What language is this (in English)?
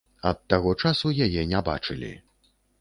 Belarusian